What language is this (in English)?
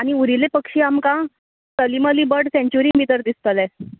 Konkani